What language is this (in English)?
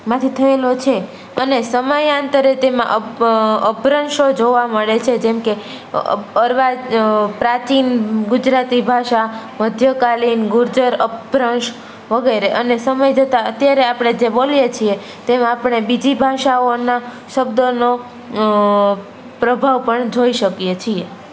Gujarati